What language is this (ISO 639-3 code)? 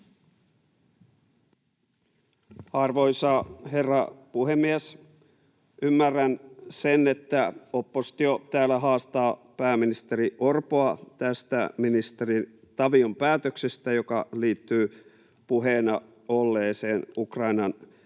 fin